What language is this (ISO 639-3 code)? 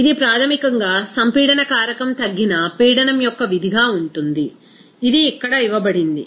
tel